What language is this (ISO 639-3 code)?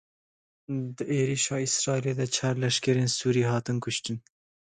kur